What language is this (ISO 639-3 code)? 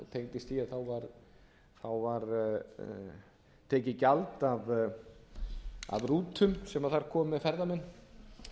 isl